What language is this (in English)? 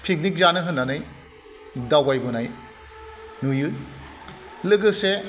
Bodo